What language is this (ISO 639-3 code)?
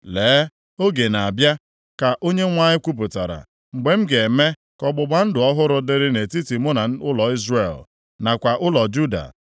ibo